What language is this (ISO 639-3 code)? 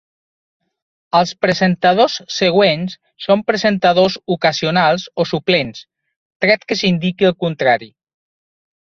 cat